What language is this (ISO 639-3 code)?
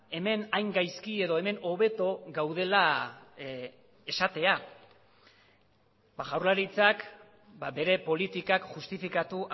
eus